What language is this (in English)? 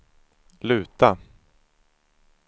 Swedish